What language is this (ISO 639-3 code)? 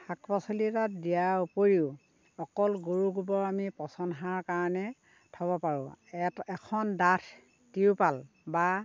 asm